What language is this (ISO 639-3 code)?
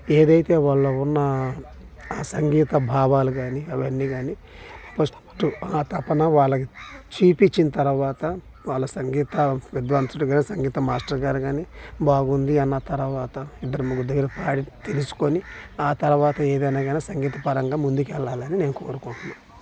tel